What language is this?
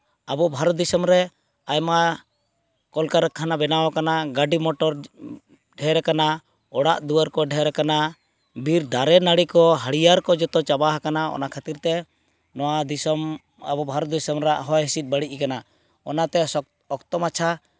Santali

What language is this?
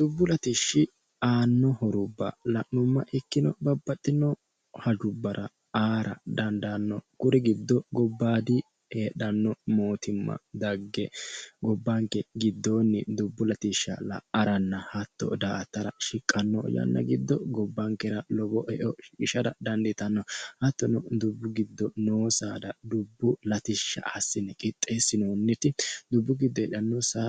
Sidamo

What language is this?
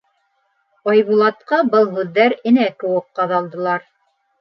Bashkir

